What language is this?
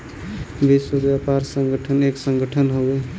Bhojpuri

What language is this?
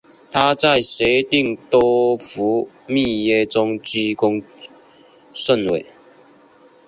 Chinese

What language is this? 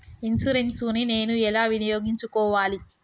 Telugu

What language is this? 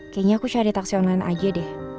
Indonesian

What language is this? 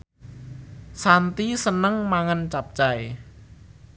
Javanese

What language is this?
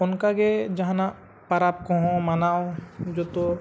Santali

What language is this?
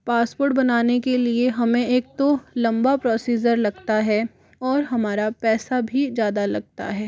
Hindi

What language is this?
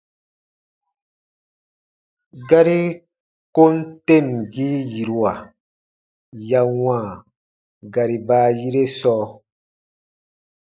Baatonum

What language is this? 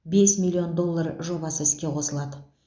Kazakh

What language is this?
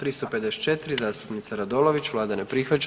Croatian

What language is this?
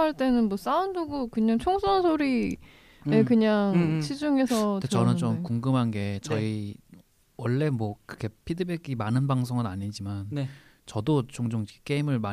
Korean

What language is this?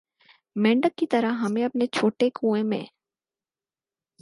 Urdu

